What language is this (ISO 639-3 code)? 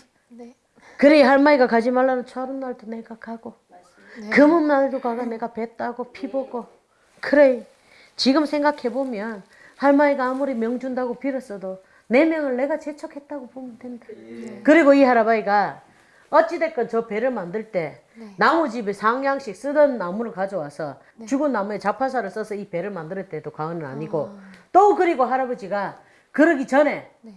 kor